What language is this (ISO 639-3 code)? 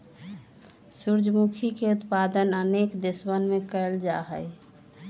mag